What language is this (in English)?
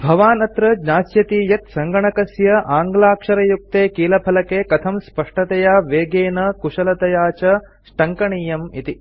Sanskrit